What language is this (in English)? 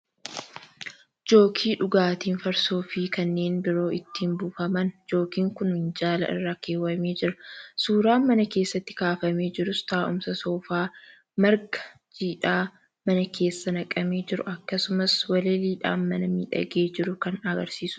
Oromo